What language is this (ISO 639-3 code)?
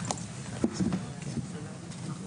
heb